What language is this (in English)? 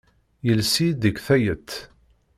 Kabyle